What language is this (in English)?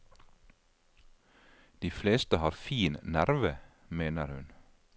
Norwegian